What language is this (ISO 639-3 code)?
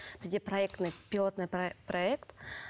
kaz